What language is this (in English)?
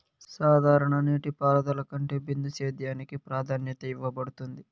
Telugu